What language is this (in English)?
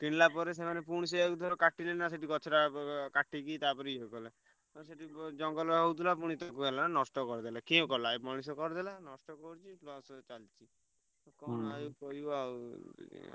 Odia